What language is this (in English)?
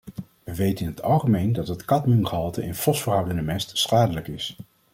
Dutch